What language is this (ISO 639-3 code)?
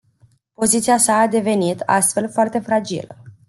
ron